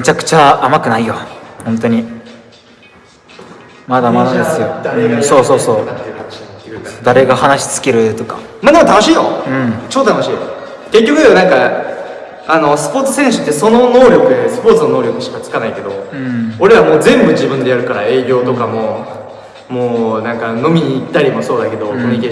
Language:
Japanese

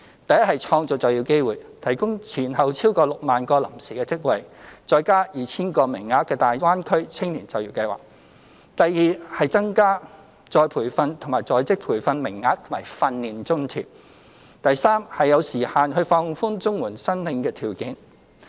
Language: Cantonese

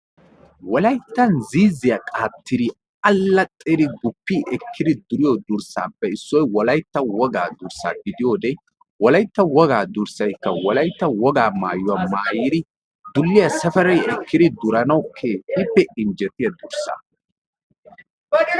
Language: Wolaytta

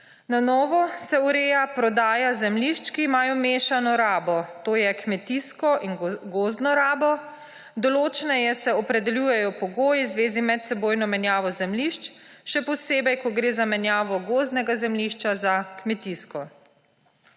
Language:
Slovenian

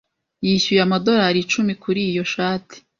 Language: Kinyarwanda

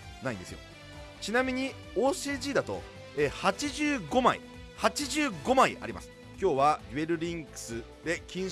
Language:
Japanese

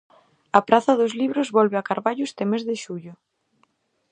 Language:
Galician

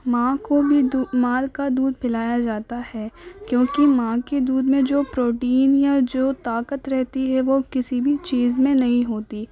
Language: Urdu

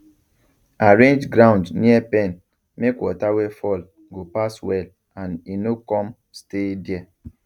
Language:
Nigerian Pidgin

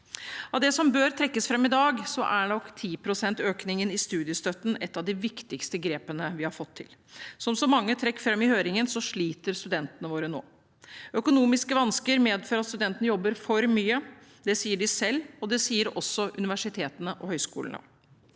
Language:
Norwegian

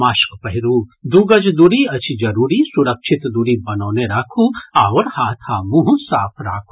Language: Maithili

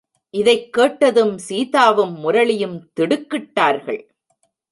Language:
Tamil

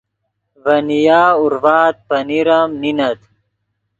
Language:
Yidgha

